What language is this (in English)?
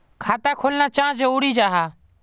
Magahi